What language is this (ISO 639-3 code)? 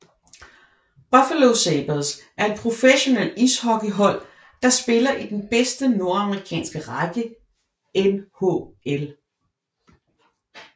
dan